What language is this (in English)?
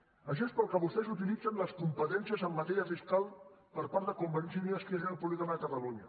Catalan